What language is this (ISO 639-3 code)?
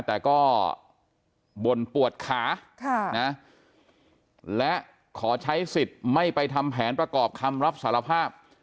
tha